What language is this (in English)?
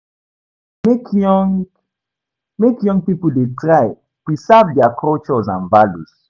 Nigerian Pidgin